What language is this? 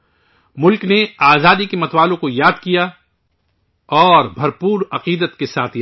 Urdu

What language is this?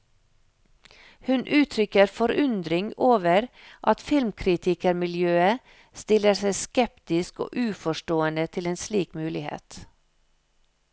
Norwegian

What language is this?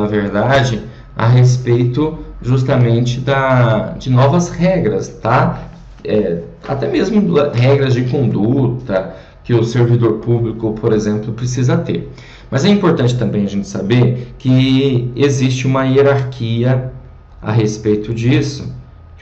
Portuguese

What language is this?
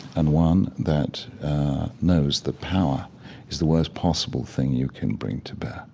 English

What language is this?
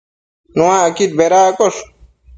Matsés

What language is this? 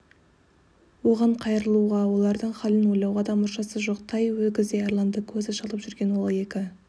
Kazakh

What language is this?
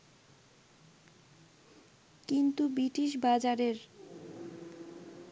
Bangla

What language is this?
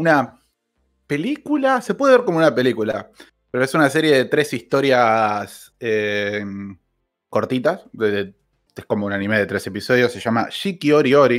Spanish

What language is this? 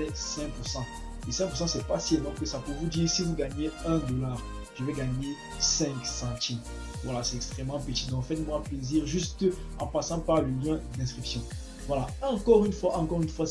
French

